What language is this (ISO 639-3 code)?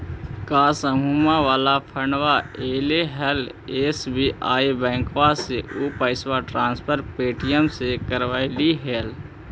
mag